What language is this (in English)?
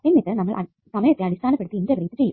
Malayalam